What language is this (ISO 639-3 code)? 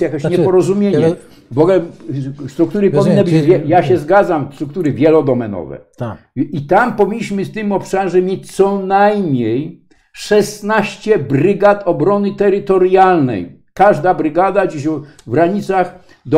pol